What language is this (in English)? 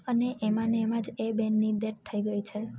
Gujarati